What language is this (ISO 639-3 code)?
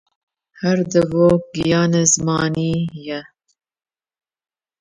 kur